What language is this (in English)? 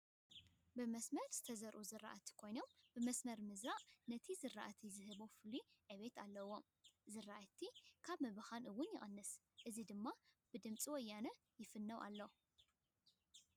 Tigrinya